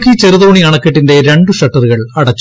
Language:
Malayalam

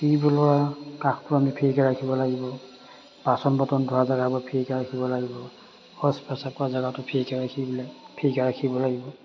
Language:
Assamese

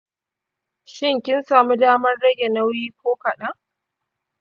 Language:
Hausa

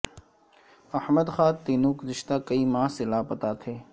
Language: Urdu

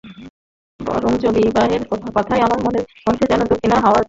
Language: Bangla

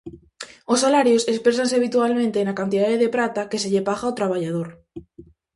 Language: Galician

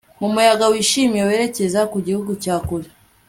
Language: Kinyarwanda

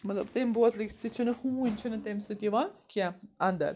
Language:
Kashmiri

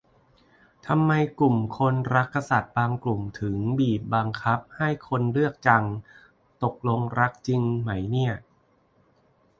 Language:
Thai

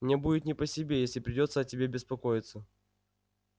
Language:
Russian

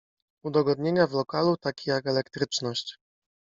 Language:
Polish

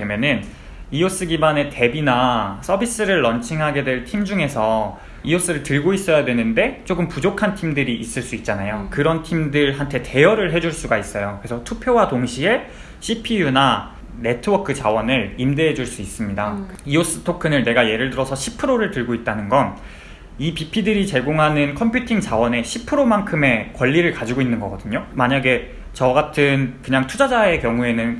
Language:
Korean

